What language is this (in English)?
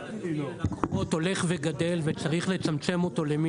Hebrew